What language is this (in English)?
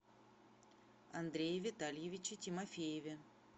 Russian